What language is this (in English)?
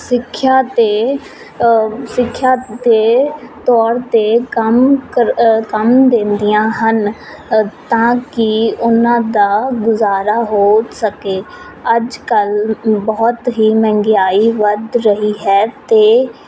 Punjabi